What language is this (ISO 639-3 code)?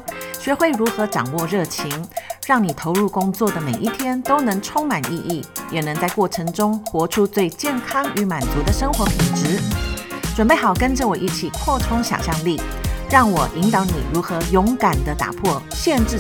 zho